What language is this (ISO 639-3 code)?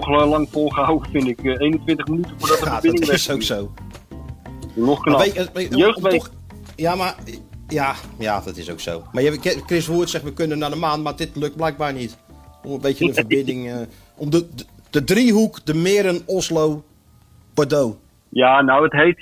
nld